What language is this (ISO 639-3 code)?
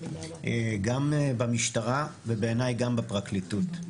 heb